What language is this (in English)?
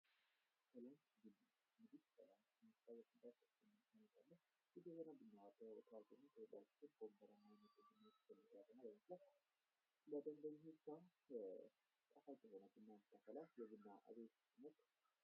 Amharic